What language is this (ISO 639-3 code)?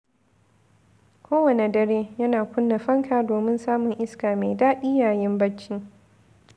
hau